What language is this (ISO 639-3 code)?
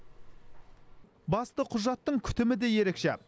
kaz